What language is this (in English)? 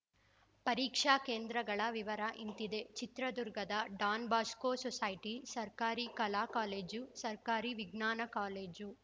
Kannada